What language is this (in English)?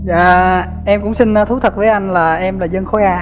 Vietnamese